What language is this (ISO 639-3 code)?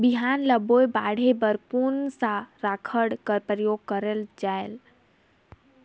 hne